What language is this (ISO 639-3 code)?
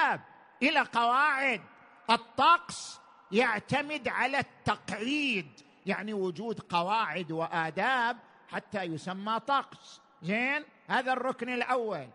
ara